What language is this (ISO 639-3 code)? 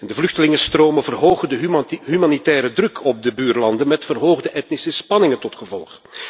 nld